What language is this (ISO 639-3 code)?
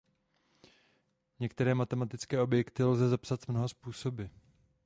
ces